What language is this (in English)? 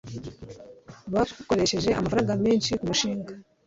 Kinyarwanda